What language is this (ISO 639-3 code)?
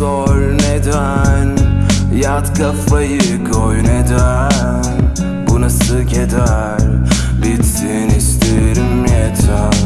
tur